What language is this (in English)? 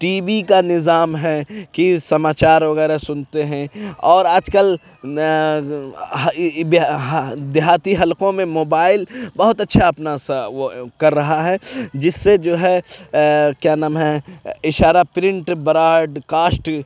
Urdu